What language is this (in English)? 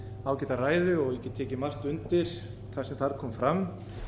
Icelandic